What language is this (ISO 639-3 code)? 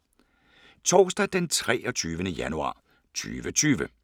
dan